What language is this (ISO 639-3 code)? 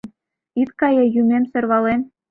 chm